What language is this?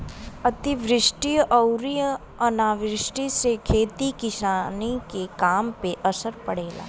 Bhojpuri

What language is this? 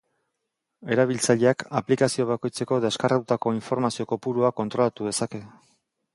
Basque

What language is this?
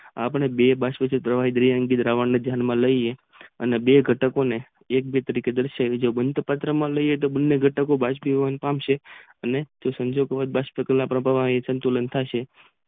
Gujarati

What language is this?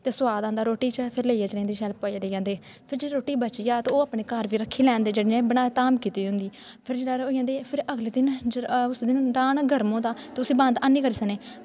Dogri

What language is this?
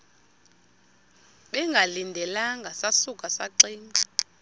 Xhosa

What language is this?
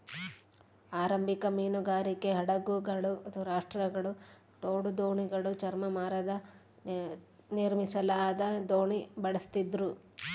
Kannada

